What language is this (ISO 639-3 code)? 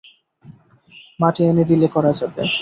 ben